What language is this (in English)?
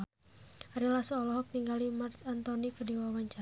Sundanese